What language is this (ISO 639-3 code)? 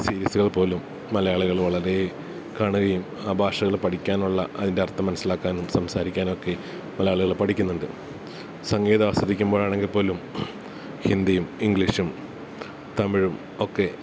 mal